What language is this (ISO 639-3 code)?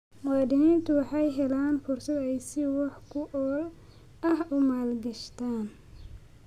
som